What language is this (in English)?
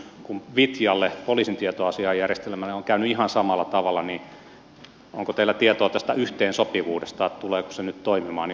Finnish